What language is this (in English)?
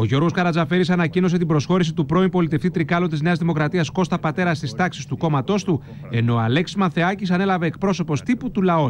Greek